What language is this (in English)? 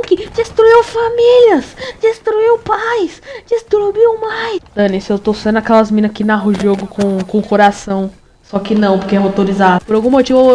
Portuguese